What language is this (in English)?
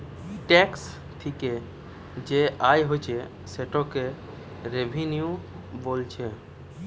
Bangla